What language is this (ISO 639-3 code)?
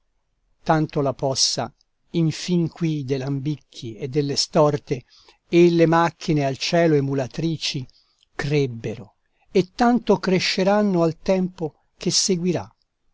ita